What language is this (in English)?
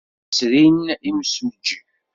Kabyle